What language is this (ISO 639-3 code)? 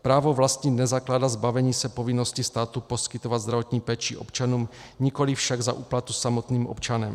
ces